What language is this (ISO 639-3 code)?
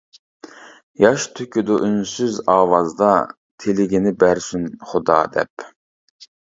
uig